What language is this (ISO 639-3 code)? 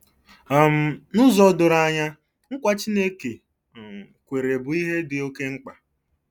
ibo